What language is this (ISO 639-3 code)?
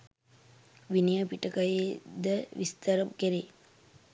sin